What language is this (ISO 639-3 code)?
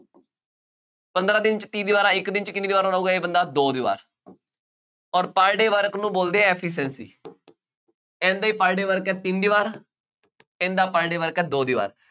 pan